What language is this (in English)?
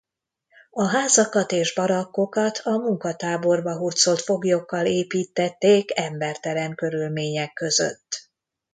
Hungarian